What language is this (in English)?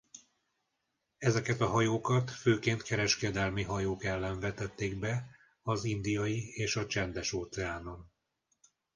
Hungarian